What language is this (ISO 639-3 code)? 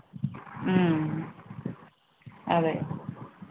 tel